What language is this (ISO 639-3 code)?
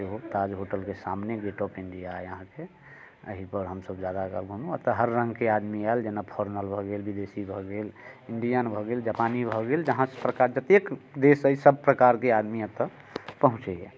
mai